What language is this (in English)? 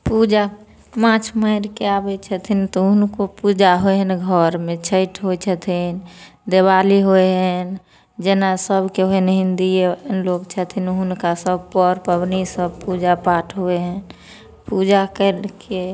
Maithili